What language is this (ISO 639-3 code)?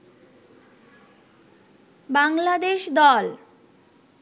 ben